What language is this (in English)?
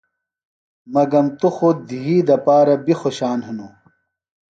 Phalura